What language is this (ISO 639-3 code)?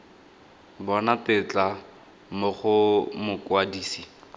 tsn